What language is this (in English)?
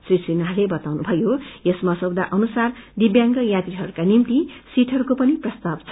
Nepali